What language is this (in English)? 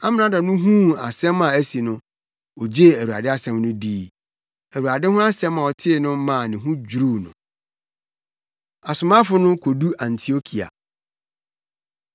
Akan